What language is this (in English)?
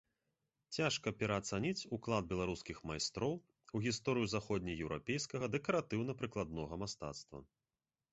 Belarusian